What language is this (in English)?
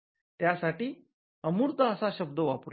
Marathi